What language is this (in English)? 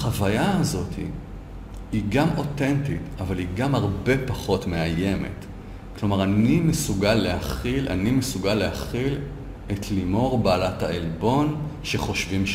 Hebrew